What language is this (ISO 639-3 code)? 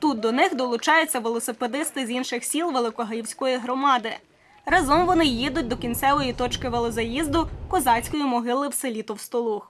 ukr